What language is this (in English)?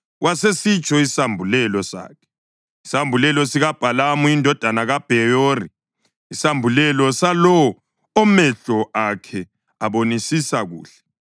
North Ndebele